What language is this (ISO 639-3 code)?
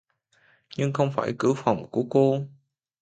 vie